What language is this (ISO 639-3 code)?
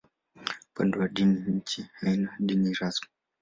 swa